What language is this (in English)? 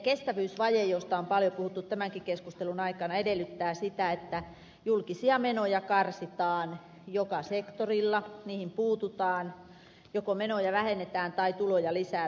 Finnish